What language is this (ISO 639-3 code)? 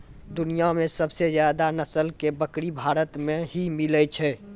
mai